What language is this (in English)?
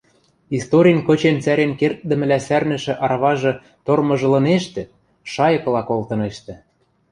Western Mari